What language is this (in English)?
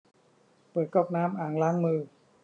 Thai